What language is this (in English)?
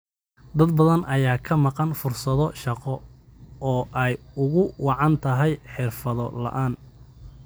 Somali